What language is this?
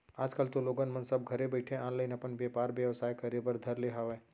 Chhattisgarhi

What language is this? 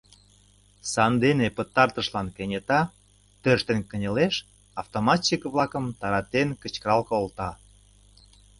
Mari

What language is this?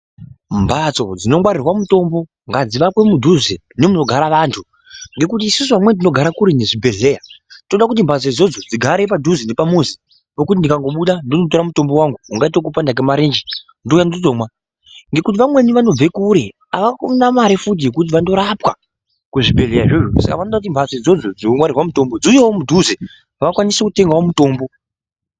Ndau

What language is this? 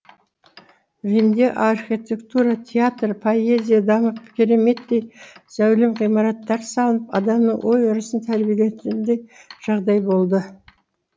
Kazakh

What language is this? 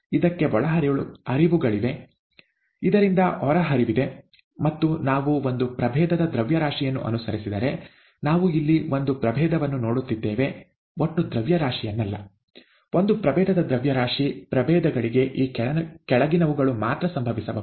Kannada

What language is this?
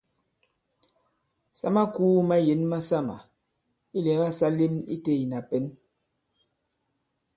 Bankon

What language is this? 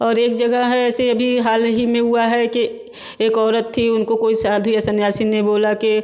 Hindi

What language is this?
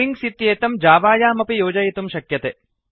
Sanskrit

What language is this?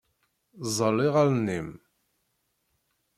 Kabyle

